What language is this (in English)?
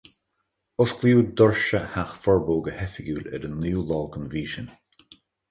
Irish